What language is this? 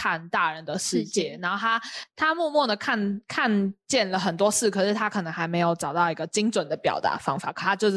Chinese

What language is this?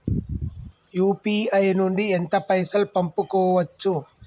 Telugu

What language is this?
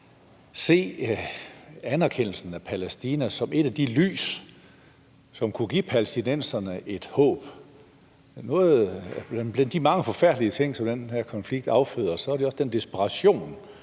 Danish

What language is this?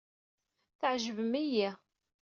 Kabyle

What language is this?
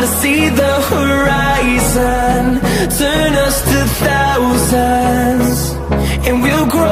English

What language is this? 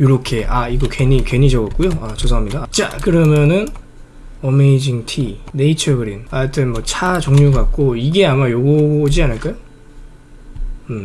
Korean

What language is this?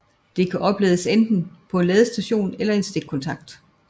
Danish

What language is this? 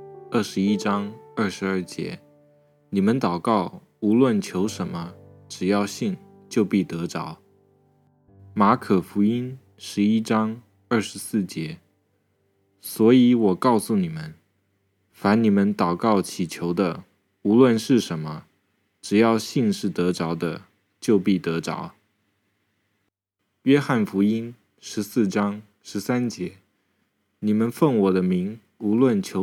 Chinese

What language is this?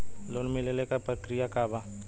Bhojpuri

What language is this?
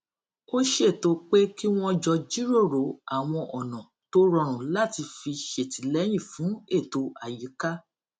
Yoruba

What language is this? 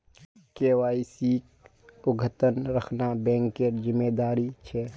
Magahi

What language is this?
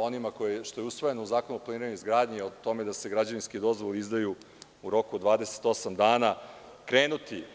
Serbian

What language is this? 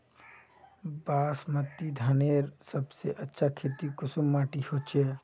Magahi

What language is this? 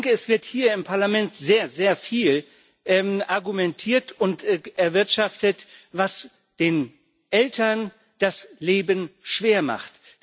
German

